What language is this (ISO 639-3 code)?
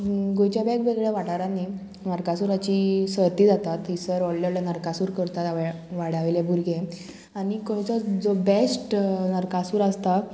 kok